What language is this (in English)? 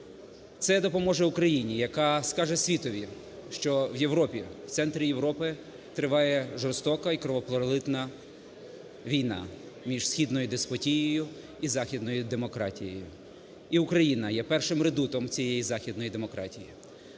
Ukrainian